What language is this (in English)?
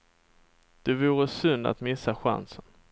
Swedish